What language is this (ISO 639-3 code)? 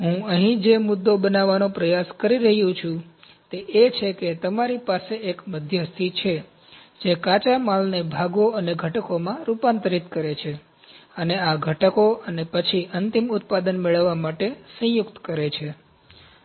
guj